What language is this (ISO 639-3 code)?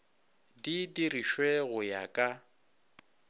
nso